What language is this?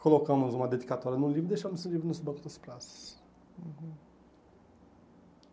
Portuguese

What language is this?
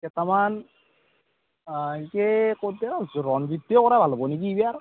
Assamese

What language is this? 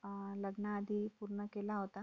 Marathi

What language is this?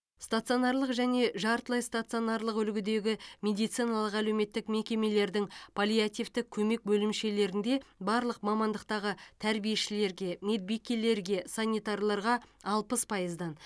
Kazakh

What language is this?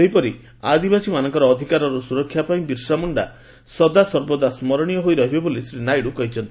Odia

